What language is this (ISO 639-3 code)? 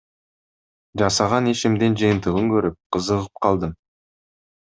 kir